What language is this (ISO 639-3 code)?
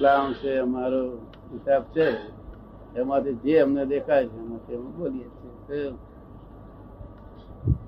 guj